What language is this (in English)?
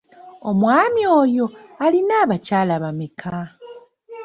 Ganda